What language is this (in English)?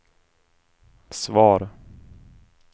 Swedish